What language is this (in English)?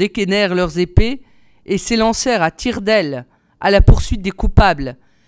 French